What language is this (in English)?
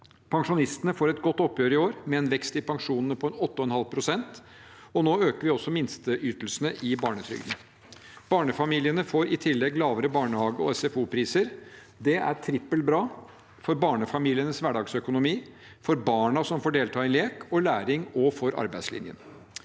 Norwegian